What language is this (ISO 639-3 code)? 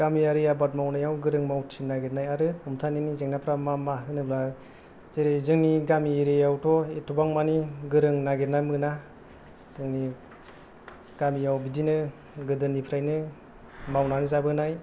brx